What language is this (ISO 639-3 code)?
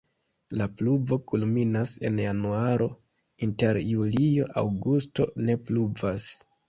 epo